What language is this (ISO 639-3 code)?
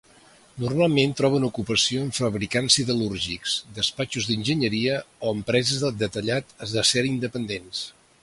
cat